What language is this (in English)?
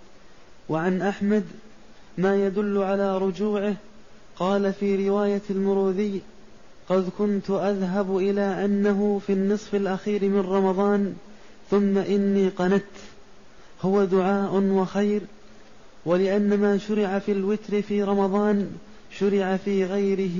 Arabic